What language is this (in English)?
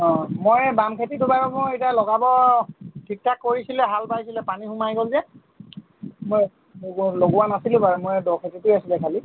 Assamese